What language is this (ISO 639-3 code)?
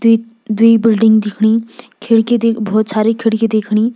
gbm